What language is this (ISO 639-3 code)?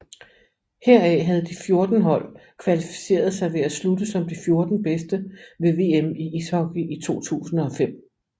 dan